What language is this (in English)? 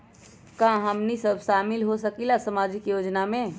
Magahi